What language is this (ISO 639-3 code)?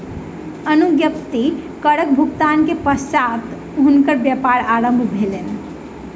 mai